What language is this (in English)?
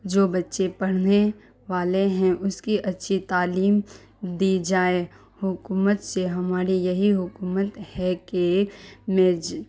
Urdu